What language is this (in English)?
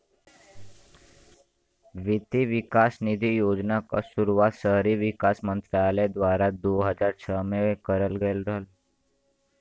Bhojpuri